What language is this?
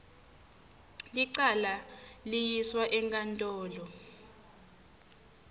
Swati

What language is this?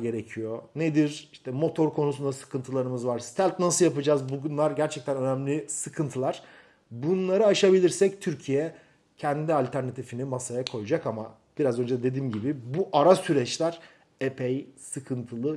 Turkish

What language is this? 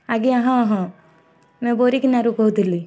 Odia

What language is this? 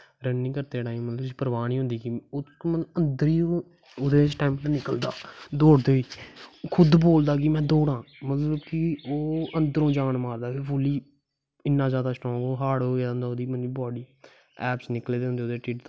Dogri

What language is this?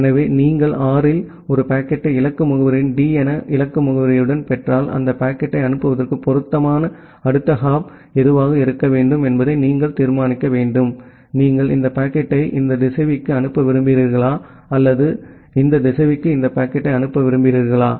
Tamil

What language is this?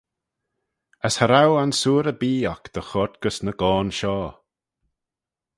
Manx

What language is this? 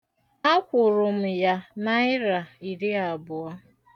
Igbo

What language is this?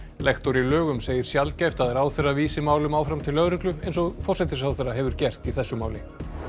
Icelandic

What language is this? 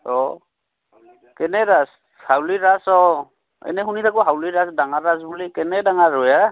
Assamese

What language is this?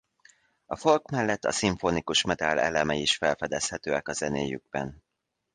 Hungarian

